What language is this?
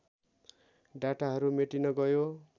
Nepali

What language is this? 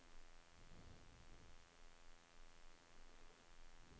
Norwegian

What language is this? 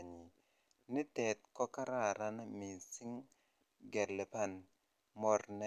Kalenjin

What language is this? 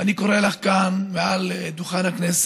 Hebrew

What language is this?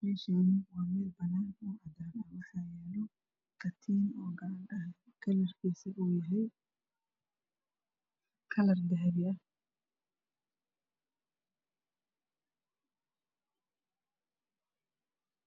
Somali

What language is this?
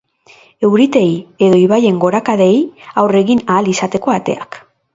Basque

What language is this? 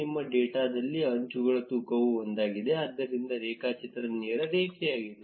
Kannada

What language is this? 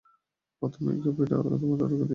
Bangla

